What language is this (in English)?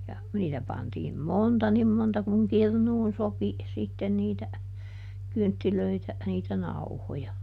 Finnish